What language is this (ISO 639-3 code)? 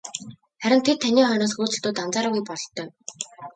mon